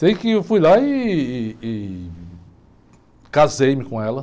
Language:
Portuguese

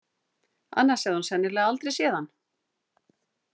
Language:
Icelandic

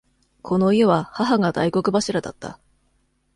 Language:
Japanese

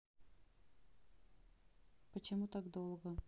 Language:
Russian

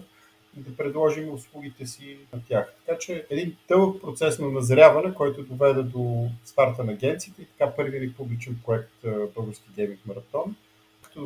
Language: Bulgarian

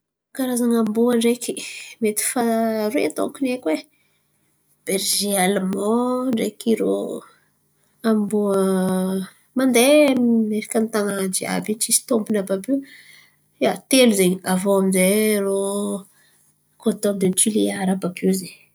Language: Antankarana Malagasy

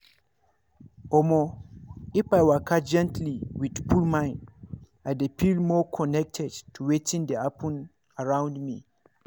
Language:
Nigerian Pidgin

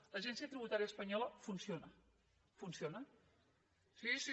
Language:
Catalan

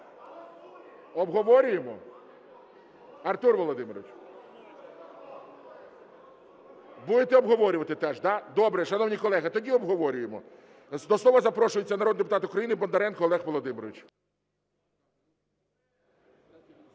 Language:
Ukrainian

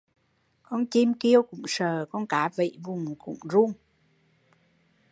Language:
Vietnamese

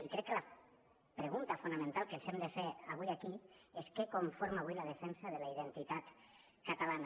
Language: Catalan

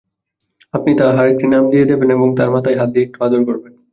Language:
Bangla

